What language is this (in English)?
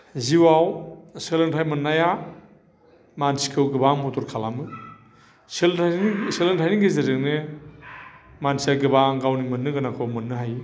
Bodo